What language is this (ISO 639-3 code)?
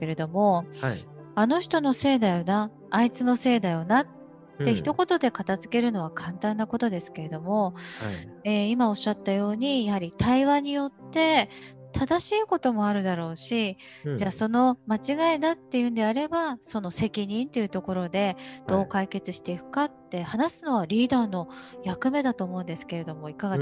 jpn